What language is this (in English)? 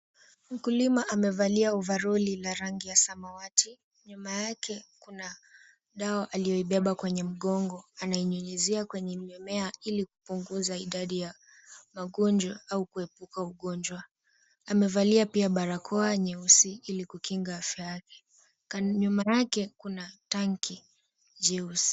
Swahili